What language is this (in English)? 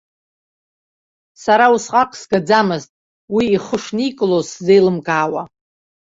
Abkhazian